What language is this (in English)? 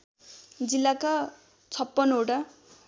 Nepali